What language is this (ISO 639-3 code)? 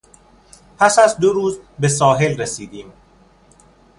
fas